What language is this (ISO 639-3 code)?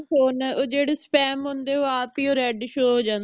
pan